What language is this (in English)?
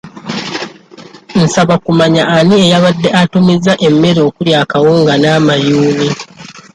Ganda